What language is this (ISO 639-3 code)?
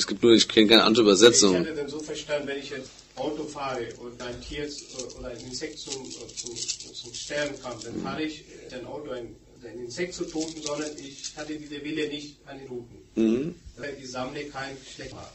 deu